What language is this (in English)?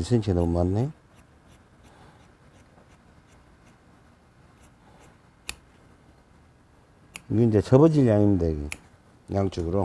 Korean